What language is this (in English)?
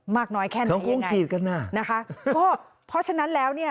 Thai